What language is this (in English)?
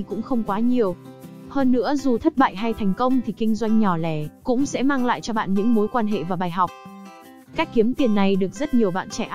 Vietnamese